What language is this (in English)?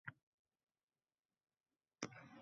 Uzbek